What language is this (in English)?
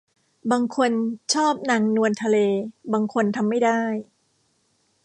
Thai